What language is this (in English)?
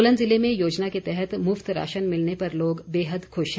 Hindi